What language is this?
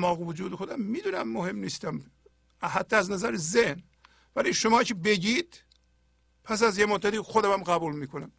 Persian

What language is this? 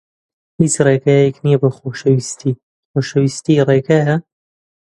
Central Kurdish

